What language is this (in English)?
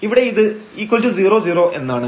Malayalam